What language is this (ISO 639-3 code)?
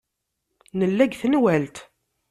kab